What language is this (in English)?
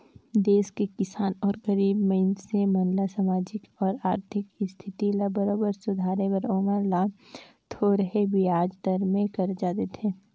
Chhattisgarhi